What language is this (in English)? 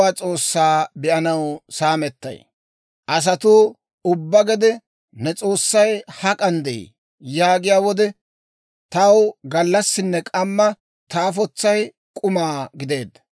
Dawro